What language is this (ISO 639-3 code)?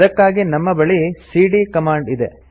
kan